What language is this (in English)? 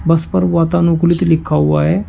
Hindi